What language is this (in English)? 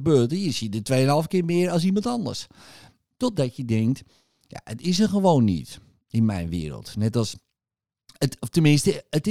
Dutch